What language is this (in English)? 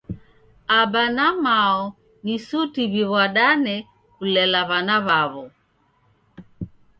Taita